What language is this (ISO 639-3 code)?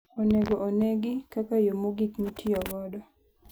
luo